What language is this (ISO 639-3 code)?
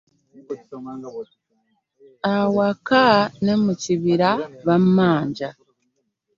lug